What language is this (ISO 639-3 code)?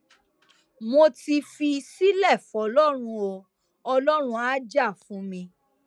yor